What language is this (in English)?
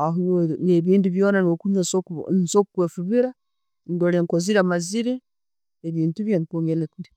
Tooro